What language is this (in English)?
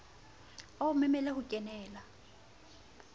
Southern Sotho